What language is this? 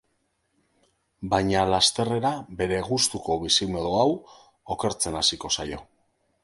Basque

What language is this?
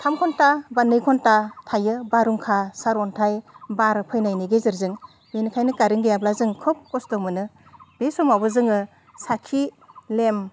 Bodo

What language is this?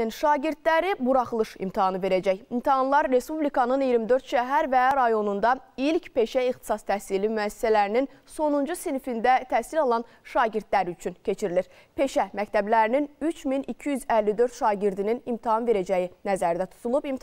Turkish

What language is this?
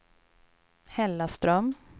Swedish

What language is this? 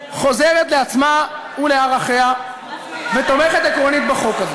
Hebrew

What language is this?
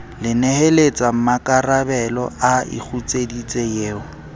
Southern Sotho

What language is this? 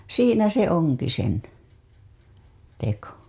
Finnish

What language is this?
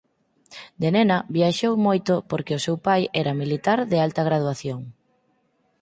Galician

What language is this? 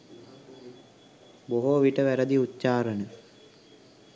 Sinhala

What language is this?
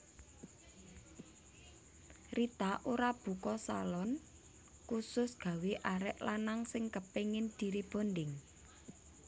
Javanese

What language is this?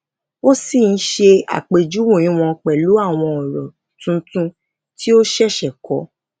Yoruba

